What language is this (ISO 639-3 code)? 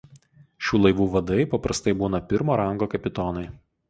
lit